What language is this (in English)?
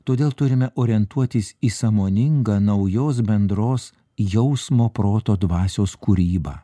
Lithuanian